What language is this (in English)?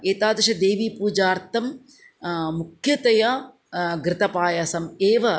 Sanskrit